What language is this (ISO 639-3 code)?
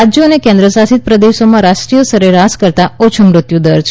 guj